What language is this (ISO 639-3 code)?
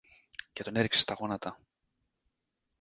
ell